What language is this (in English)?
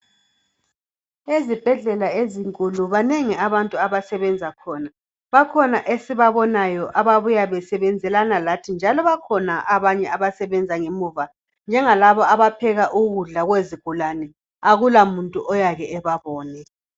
North Ndebele